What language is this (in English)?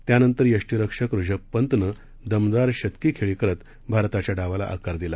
Marathi